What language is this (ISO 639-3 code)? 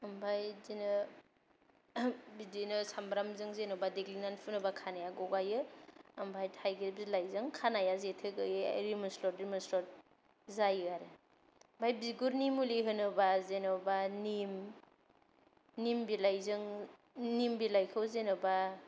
brx